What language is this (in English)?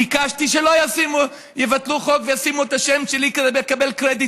Hebrew